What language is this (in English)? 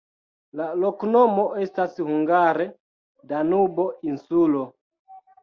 Esperanto